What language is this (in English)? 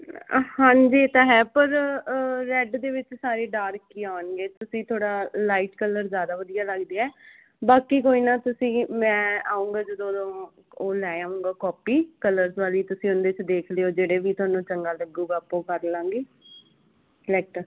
Punjabi